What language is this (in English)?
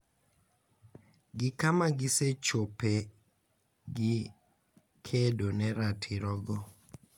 Luo (Kenya and Tanzania)